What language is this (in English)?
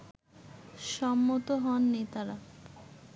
Bangla